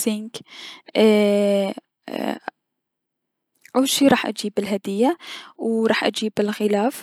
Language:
Mesopotamian Arabic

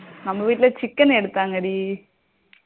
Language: Tamil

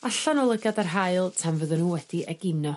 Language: Welsh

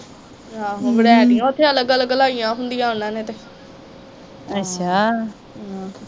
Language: Punjabi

